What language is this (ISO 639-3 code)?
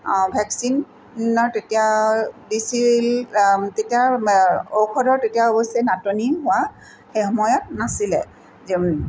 asm